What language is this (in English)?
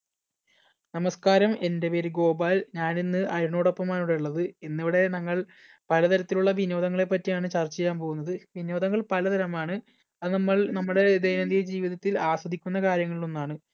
Malayalam